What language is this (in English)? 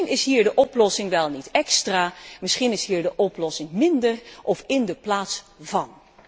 Dutch